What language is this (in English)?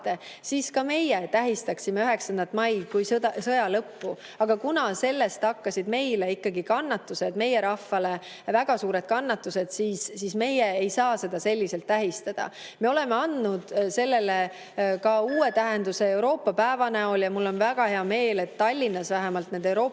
Estonian